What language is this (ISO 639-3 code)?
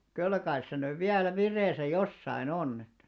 fin